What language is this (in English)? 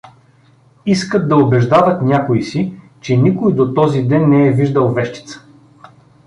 Bulgarian